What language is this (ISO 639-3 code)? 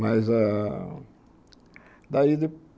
por